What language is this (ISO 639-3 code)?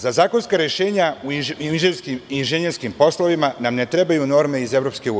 srp